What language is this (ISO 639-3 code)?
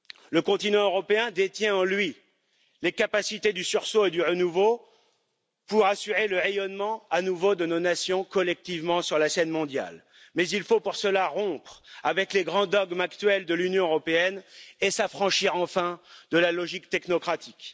fra